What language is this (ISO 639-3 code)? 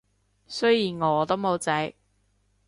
yue